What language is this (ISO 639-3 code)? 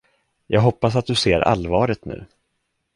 swe